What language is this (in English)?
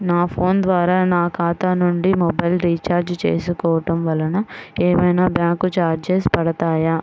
Telugu